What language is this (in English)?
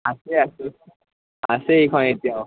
Assamese